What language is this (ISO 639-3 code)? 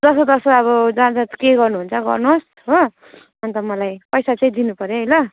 nep